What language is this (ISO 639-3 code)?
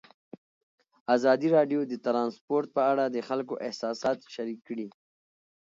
pus